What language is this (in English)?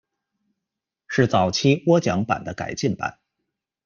Chinese